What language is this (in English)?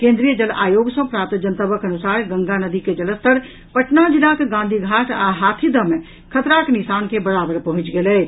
Maithili